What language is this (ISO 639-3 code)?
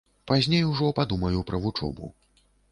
bel